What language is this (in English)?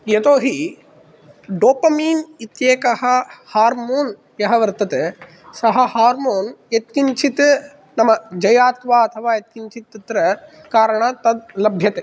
Sanskrit